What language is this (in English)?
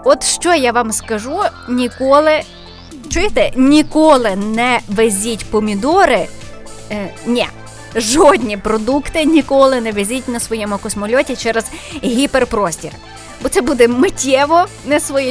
Ukrainian